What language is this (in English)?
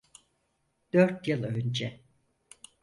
Turkish